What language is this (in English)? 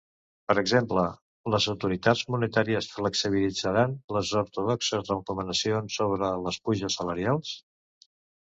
Catalan